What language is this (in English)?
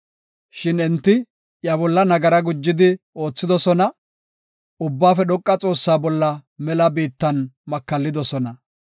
Gofa